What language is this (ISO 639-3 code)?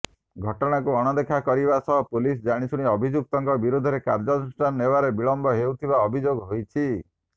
ori